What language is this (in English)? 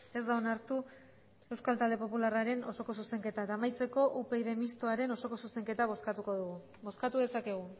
Basque